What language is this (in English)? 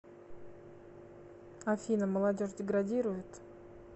Russian